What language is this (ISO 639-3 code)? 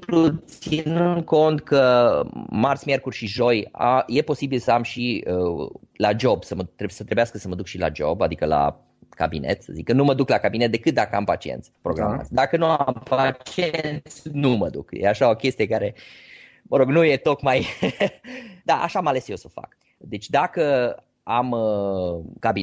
ron